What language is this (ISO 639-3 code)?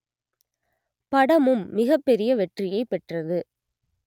tam